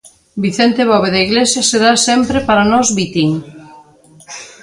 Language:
Galician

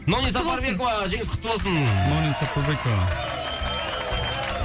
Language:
Kazakh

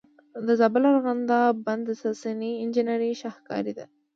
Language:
Pashto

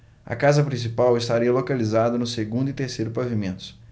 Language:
Portuguese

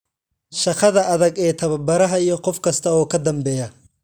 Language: Somali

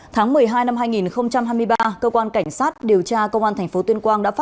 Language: Vietnamese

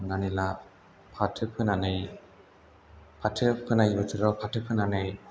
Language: Bodo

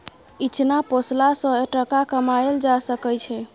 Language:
Maithili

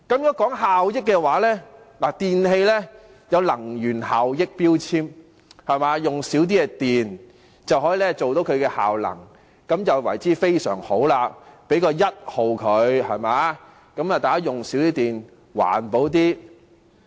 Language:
Cantonese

